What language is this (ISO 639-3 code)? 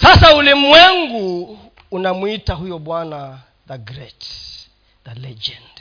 swa